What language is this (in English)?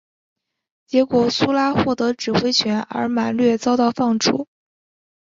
Chinese